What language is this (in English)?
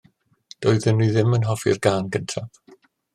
Welsh